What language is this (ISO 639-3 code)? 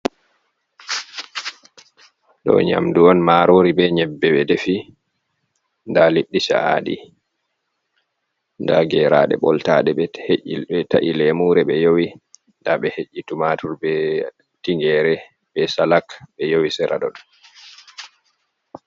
ful